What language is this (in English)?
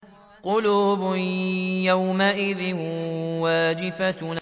Arabic